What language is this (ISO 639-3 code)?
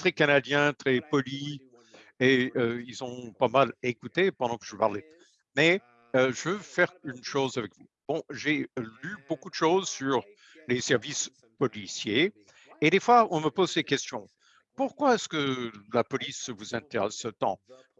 fra